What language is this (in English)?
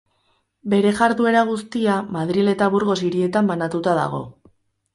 Basque